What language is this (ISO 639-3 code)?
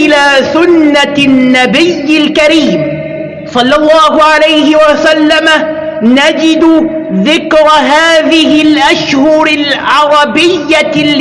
ara